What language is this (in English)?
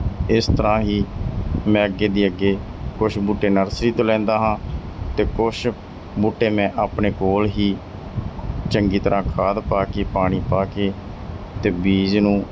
Punjabi